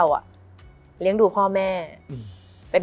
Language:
Thai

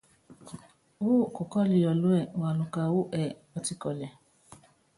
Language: Yangben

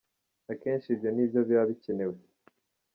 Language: Kinyarwanda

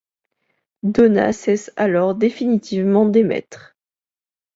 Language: French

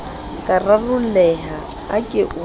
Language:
Southern Sotho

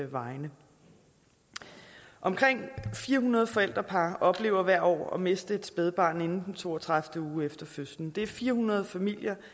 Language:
Danish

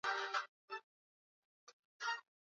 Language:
Swahili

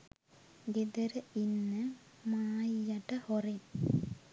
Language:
Sinhala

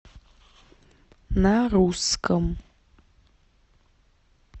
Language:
Russian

